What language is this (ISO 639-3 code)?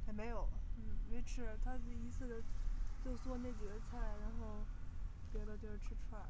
zho